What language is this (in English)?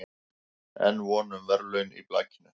Icelandic